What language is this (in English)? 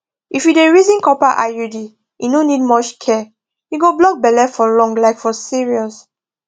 Nigerian Pidgin